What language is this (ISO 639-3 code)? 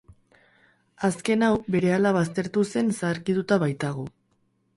eus